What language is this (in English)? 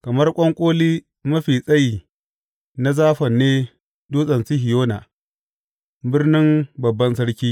Hausa